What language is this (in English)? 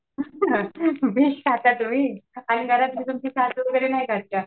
Marathi